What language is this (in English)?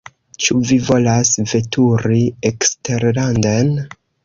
Esperanto